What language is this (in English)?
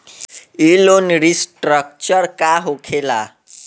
Bhojpuri